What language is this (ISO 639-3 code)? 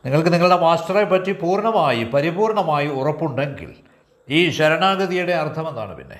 mal